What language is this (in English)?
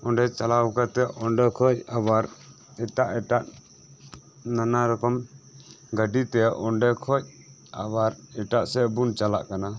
Santali